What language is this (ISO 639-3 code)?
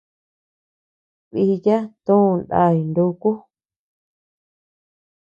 cux